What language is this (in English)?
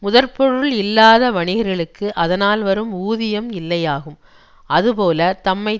Tamil